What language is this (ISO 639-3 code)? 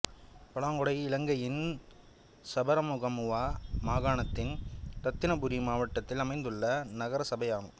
tam